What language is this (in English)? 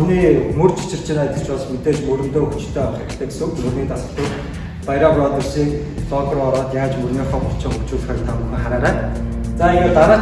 Korean